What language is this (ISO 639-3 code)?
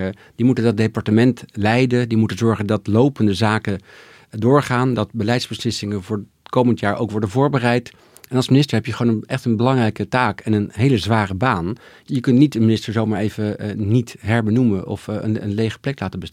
nld